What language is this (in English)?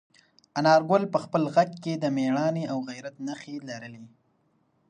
Pashto